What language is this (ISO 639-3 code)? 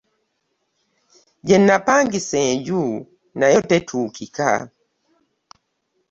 lug